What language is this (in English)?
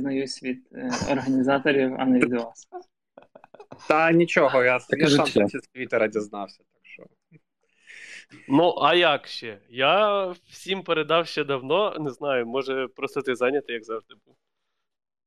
Ukrainian